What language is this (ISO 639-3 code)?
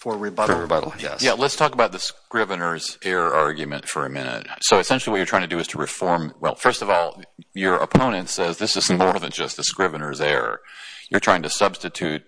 eng